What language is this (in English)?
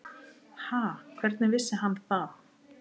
Icelandic